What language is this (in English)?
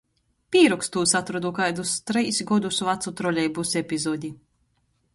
Latgalian